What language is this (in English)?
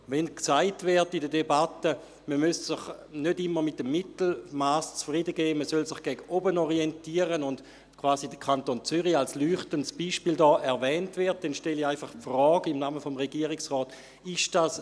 Swiss German